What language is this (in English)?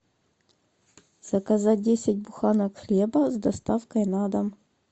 Russian